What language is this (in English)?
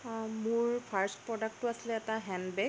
Assamese